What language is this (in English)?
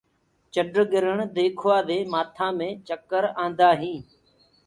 Gurgula